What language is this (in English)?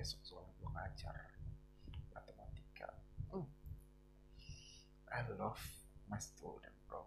Indonesian